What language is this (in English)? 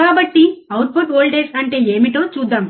Telugu